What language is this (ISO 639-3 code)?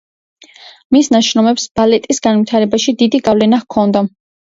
kat